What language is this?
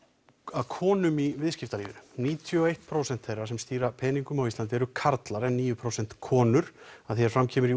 Icelandic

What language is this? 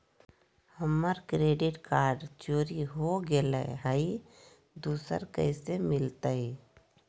Magahi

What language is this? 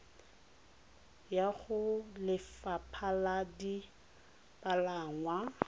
Tswana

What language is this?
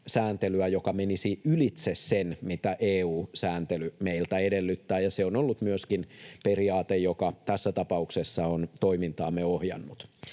Finnish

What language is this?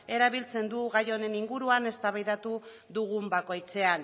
Basque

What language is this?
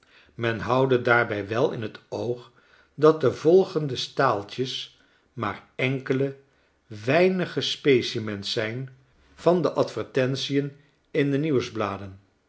Dutch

